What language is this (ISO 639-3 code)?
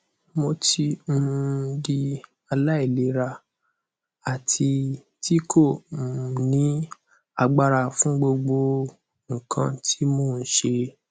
yor